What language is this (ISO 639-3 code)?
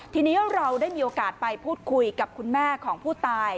tha